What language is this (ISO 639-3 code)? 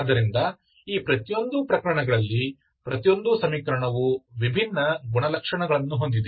kan